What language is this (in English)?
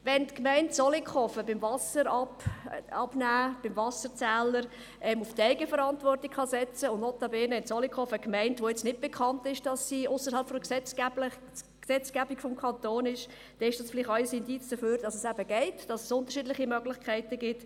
Swiss German